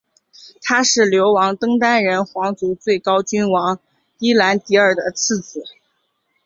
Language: Chinese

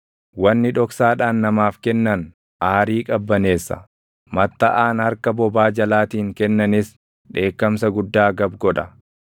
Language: Oromo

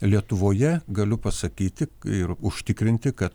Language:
Lithuanian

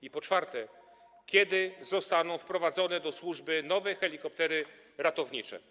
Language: Polish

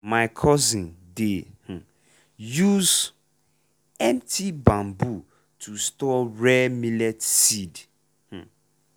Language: Nigerian Pidgin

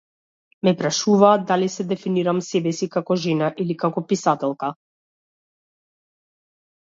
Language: Macedonian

